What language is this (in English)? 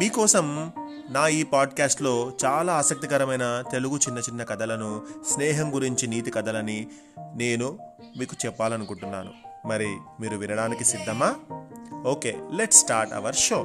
Telugu